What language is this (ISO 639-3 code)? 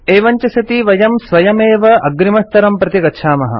san